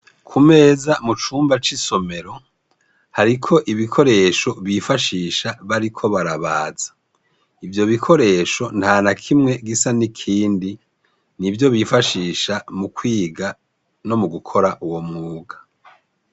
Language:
Rundi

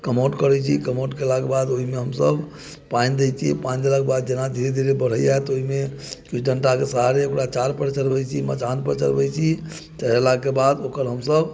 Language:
Maithili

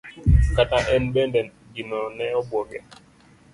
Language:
Luo (Kenya and Tanzania)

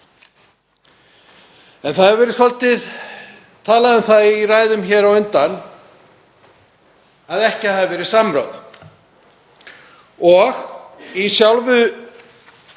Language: Icelandic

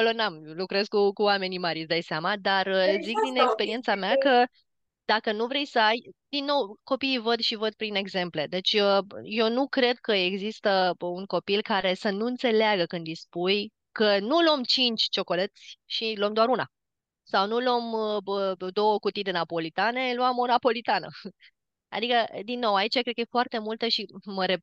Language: Romanian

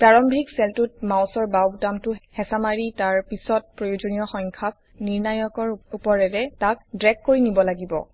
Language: Assamese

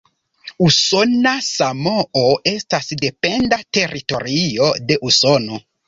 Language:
Esperanto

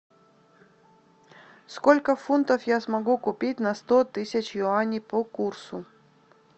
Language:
Russian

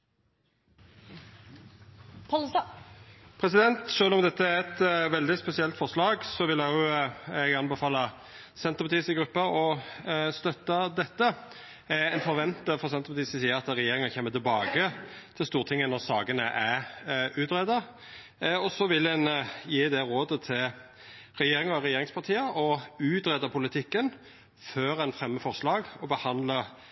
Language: Norwegian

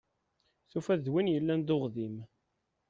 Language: Kabyle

